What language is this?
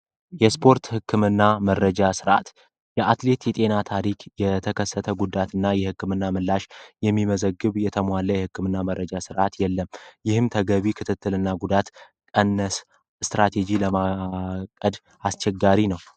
Amharic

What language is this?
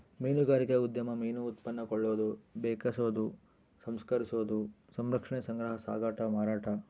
Kannada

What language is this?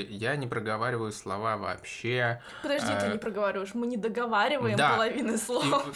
Russian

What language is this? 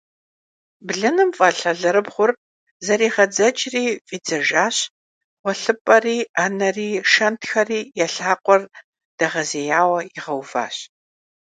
Kabardian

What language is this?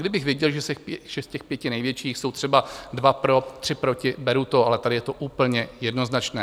Czech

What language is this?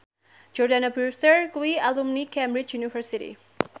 Javanese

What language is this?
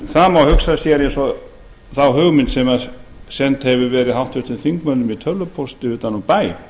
Icelandic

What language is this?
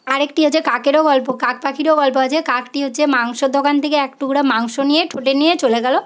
Bangla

